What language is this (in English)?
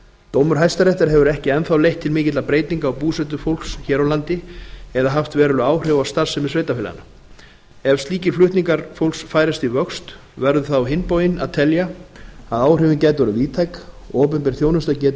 Icelandic